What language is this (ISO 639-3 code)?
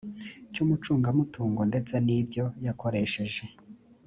kin